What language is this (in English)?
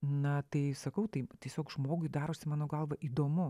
Lithuanian